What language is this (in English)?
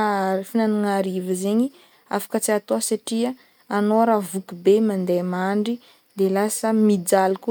Northern Betsimisaraka Malagasy